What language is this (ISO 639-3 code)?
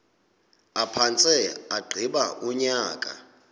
xho